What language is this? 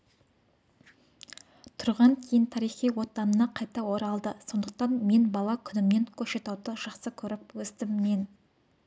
Kazakh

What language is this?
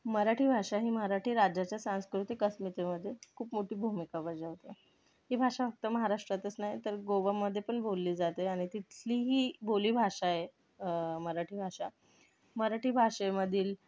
Marathi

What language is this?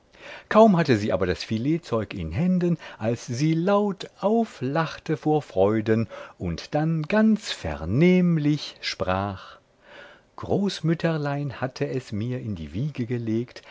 German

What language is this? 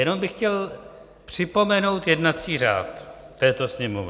Czech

